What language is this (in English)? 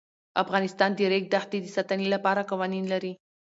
Pashto